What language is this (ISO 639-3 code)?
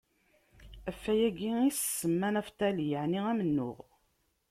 kab